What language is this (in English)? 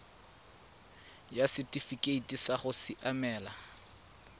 Tswana